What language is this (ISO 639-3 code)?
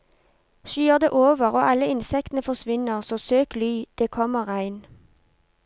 nor